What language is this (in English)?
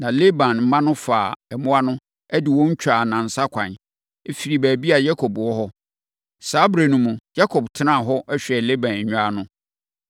Akan